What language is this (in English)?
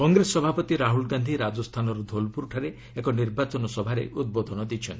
Odia